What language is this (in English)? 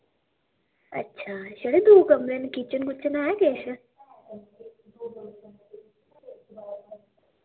Dogri